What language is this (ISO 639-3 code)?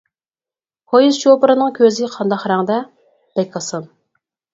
uig